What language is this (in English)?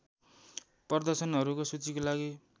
Nepali